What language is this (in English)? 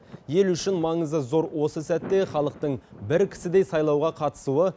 Kazakh